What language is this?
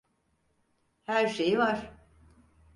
Turkish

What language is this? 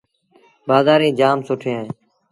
Sindhi Bhil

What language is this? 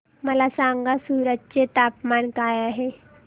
Marathi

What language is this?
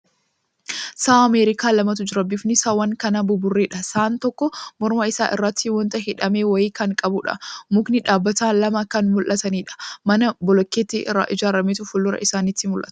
Oromo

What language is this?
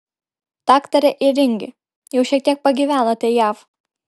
Lithuanian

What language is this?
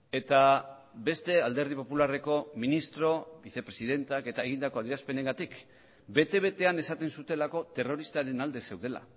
Basque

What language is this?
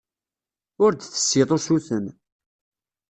Kabyle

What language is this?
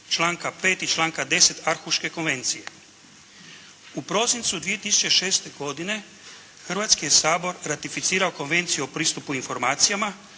Croatian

